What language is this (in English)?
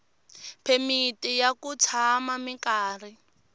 Tsonga